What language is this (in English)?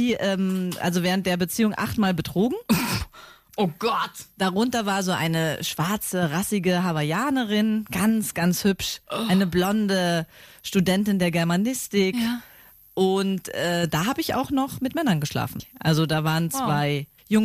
German